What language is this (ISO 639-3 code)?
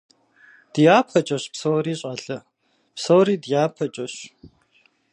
kbd